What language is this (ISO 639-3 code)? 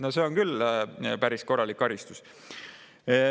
est